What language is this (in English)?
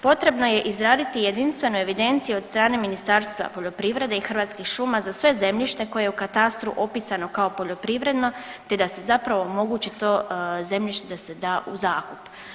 Croatian